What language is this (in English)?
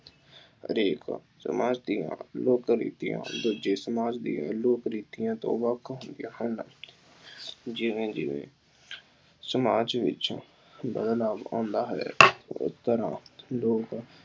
Punjabi